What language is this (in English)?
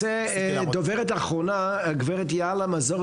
Hebrew